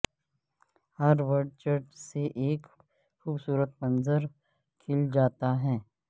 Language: Urdu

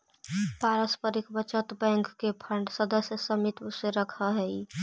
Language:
Magahi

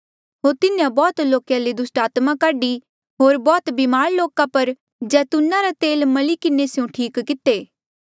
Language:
Mandeali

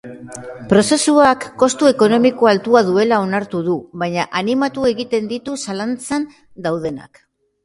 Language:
Basque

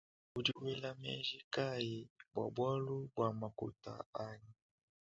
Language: Luba-Lulua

